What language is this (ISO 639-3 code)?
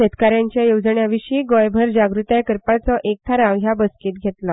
kok